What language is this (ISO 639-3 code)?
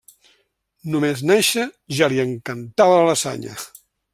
cat